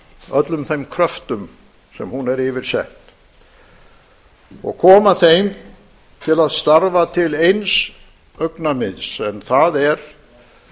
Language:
Icelandic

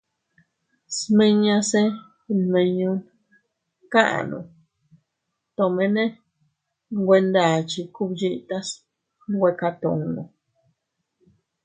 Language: Teutila Cuicatec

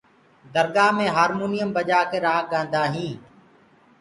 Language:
Gurgula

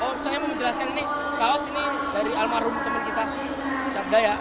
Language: Indonesian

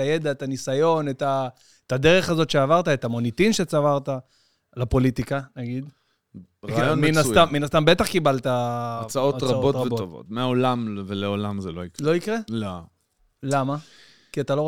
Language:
Hebrew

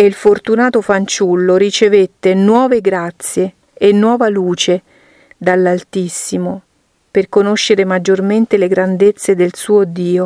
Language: Italian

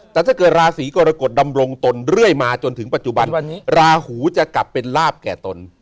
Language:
Thai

